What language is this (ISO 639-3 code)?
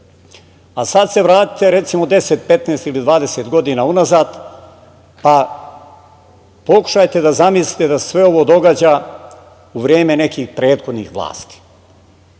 srp